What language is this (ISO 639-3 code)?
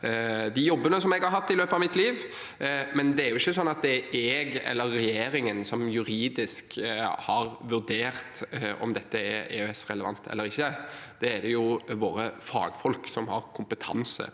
nor